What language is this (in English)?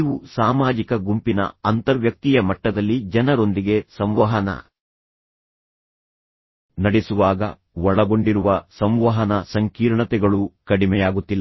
Kannada